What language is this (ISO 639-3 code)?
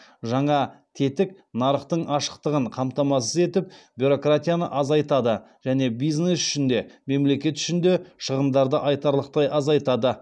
kaz